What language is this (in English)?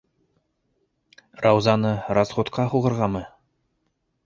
Bashkir